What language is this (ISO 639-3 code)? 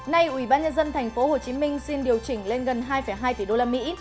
vie